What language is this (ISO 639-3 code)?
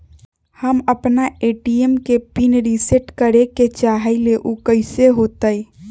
mag